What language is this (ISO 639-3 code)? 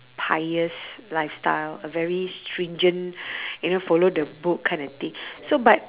eng